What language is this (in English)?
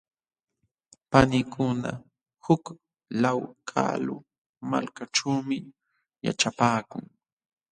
Jauja Wanca Quechua